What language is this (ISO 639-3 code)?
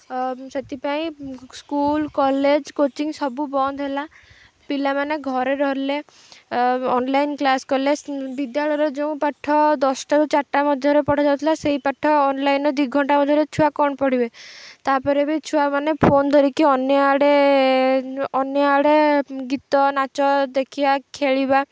ori